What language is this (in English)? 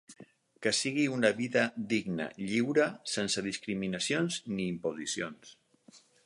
Catalan